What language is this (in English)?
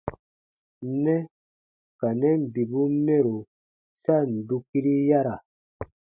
Baatonum